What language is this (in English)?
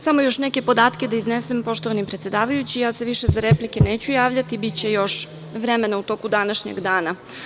Serbian